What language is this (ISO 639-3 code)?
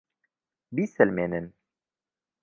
ckb